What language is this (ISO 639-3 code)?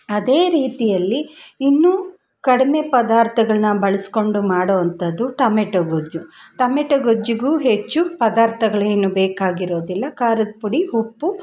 kan